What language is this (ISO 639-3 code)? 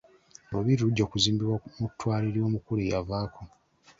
lug